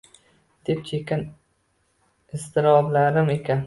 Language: Uzbek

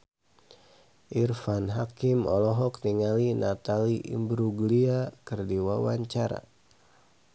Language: Sundanese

